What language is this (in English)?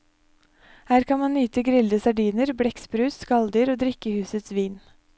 Norwegian